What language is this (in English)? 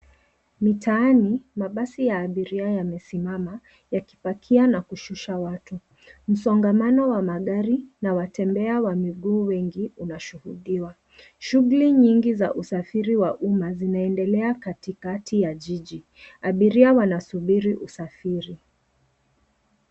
Swahili